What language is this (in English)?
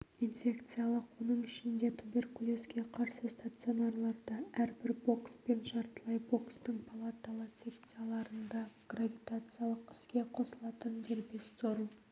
Kazakh